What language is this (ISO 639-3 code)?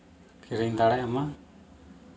sat